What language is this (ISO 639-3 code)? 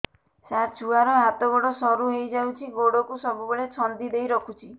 ori